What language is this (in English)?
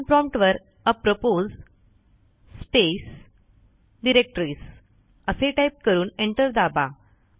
Marathi